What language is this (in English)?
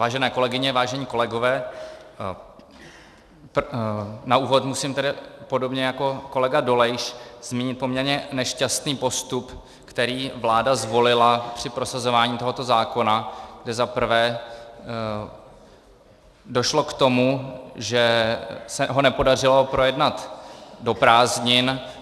Czech